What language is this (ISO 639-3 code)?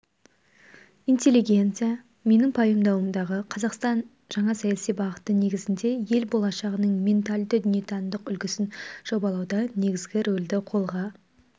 kaz